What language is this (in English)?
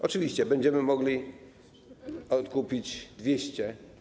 Polish